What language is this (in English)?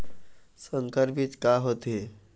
Chhattisgarhi